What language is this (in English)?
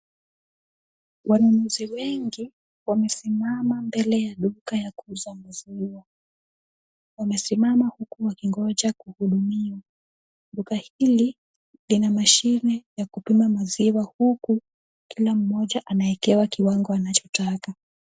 Swahili